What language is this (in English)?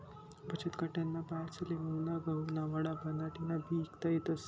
Marathi